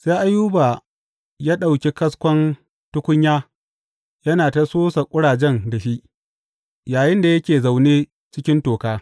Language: Hausa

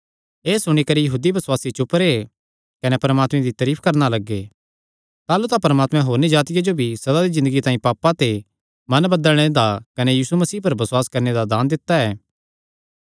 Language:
Kangri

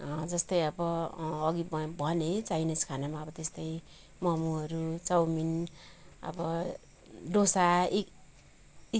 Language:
Nepali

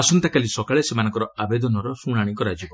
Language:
Odia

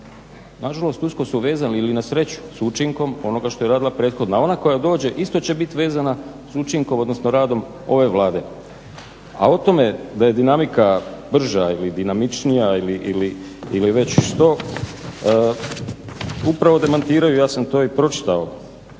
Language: Croatian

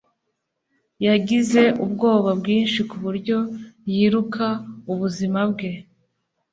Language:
Kinyarwanda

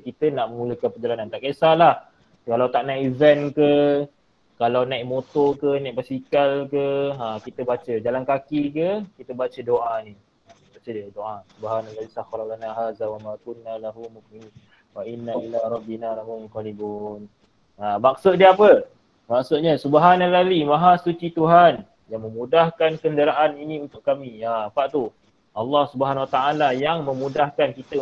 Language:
Malay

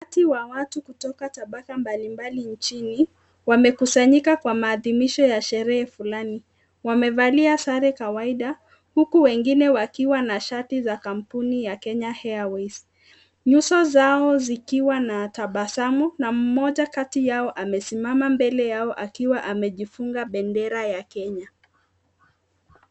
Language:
Swahili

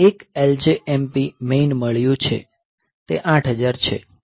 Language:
Gujarati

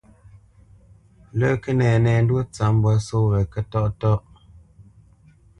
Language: Bamenyam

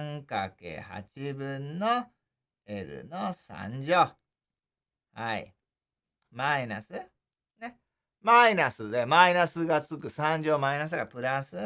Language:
Japanese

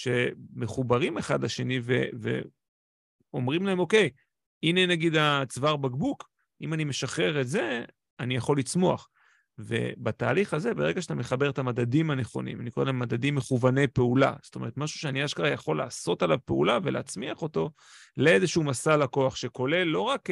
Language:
Hebrew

